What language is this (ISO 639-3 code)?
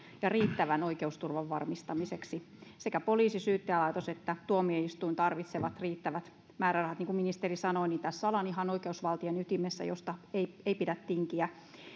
fin